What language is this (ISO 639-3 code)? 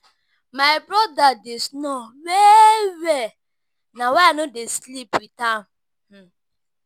pcm